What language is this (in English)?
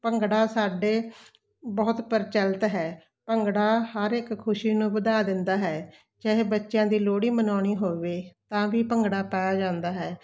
Punjabi